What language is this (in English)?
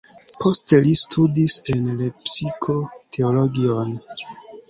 Esperanto